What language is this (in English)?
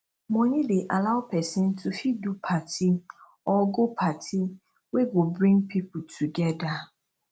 Nigerian Pidgin